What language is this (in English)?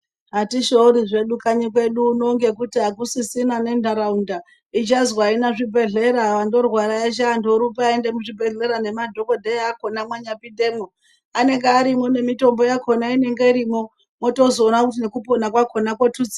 Ndau